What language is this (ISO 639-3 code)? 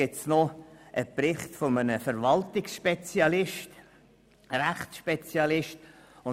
gsw